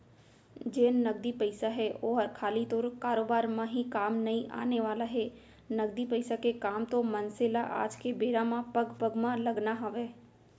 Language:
Chhattisgarhi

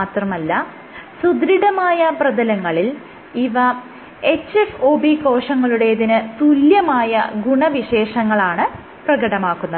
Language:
Malayalam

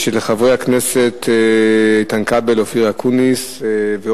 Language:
Hebrew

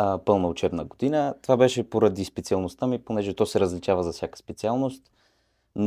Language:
Bulgarian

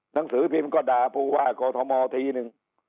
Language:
Thai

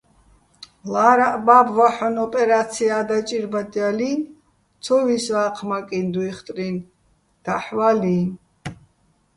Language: Bats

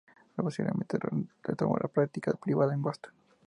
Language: Spanish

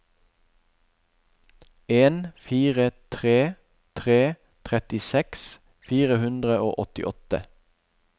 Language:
Norwegian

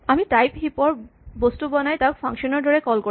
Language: Assamese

